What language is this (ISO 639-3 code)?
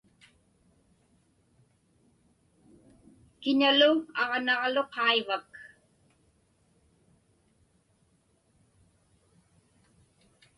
ipk